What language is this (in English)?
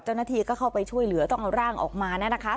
Thai